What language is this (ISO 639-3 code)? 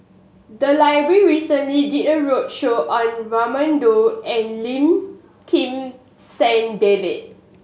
eng